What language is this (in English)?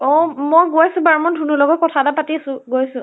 Assamese